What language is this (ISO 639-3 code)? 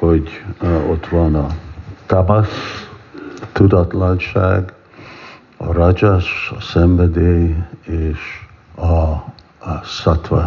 hun